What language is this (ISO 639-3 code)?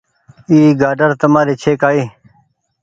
gig